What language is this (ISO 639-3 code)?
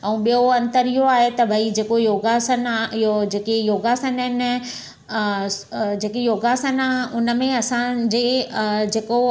snd